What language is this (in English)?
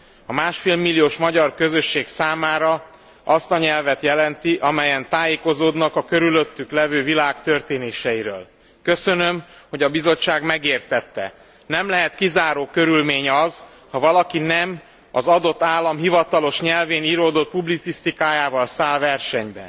Hungarian